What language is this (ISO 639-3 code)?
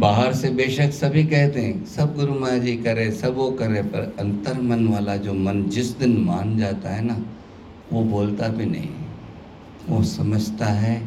hin